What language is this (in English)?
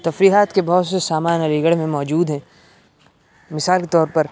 Urdu